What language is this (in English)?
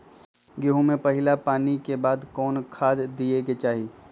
Magahi